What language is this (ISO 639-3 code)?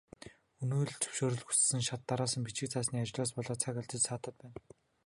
mon